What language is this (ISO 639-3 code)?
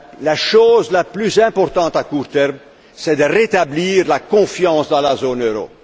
fra